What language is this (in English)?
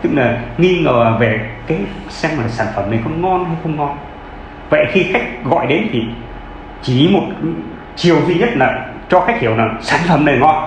Vietnamese